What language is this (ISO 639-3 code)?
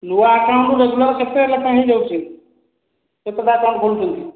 ori